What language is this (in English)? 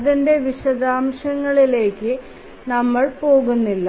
Malayalam